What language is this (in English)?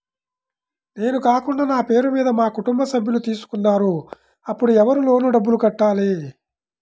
Telugu